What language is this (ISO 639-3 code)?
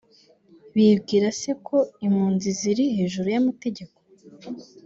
kin